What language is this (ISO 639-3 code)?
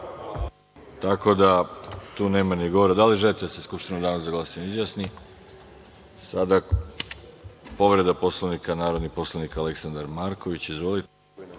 srp